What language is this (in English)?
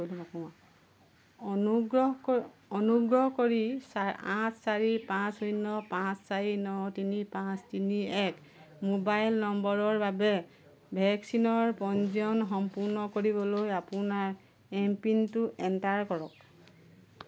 Assamese